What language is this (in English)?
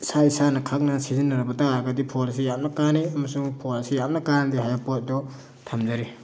Manipuri